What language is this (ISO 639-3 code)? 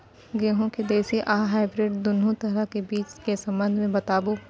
mai